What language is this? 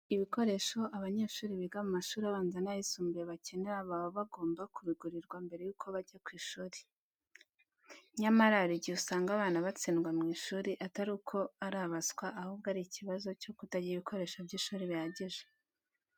Kinyarwanda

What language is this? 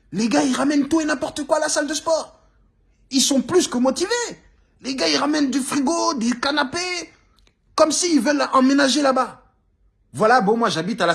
French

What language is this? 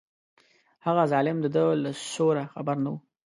Pashto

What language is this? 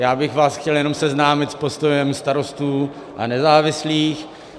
Czech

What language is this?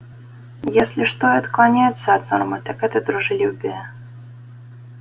Russian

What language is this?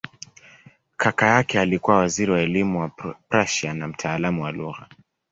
Swahili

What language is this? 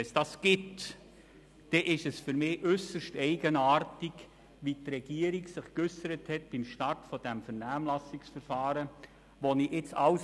Swiss German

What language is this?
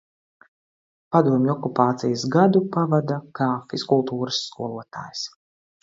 Latvian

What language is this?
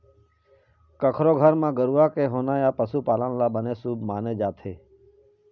Chhattisgarhi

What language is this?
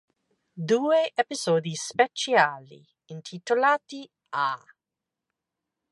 Italian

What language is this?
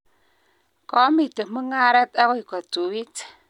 Kalenjin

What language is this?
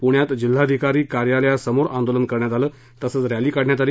Marathi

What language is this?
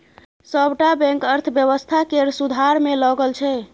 Maithili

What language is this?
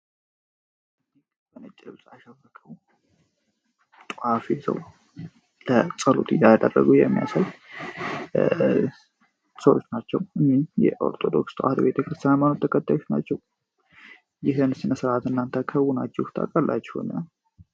Amharic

